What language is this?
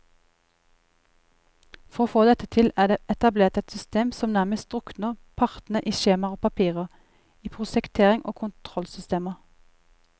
Norwegian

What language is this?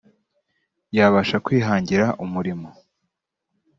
Kinyarwanda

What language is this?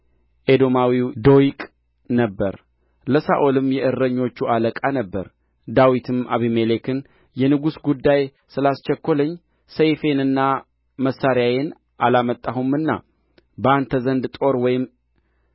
Amharic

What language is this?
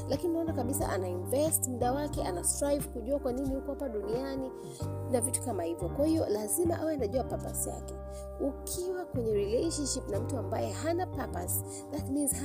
Swahili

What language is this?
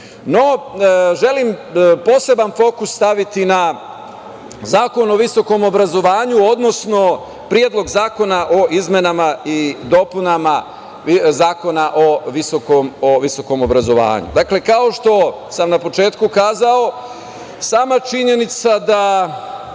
Serbian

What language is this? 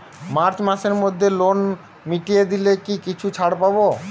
Bangla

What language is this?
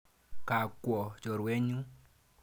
Kalenjin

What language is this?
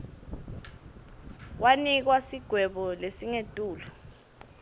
Swati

